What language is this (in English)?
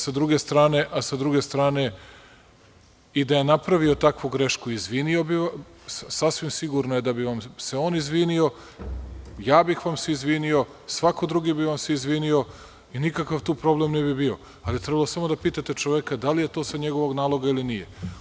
Serbian